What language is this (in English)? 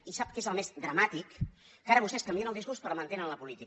Catalan